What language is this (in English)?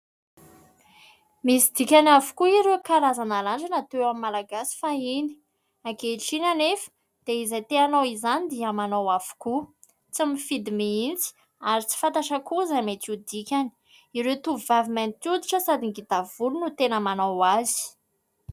Malagasy